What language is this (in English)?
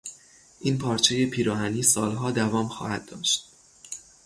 Persian